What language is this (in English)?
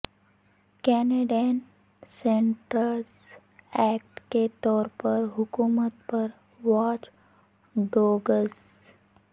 Urdu